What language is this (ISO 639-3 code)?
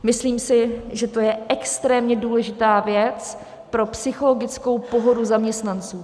ces